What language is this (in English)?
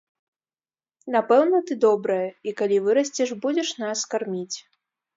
Belarusian